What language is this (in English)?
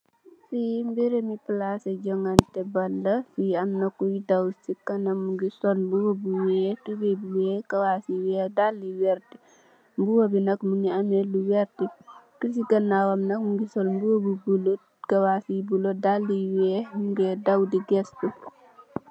Wolof